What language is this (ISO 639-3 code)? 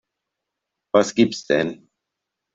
deu